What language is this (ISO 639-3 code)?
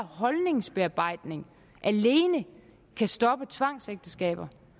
dan